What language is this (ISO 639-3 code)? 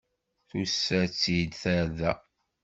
kab